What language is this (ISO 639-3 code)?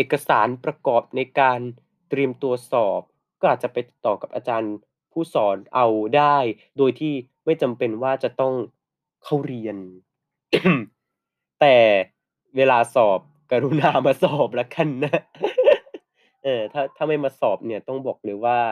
tha